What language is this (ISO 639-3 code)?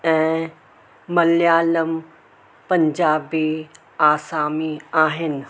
snd